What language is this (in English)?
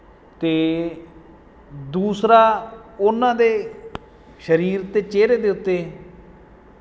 Punjabi